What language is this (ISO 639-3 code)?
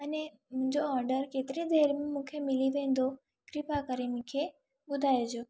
snd